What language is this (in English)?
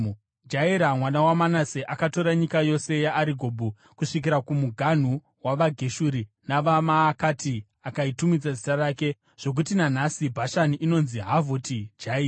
Shona